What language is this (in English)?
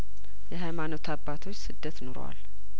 Amharic